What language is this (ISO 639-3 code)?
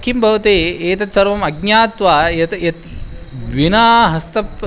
san